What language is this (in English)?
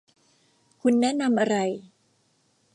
Thai